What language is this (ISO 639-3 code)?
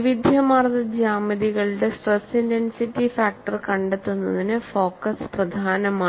mal